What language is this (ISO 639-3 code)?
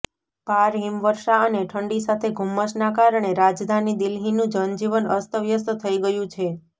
guj